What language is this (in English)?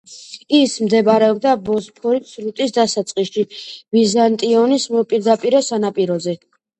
Georgian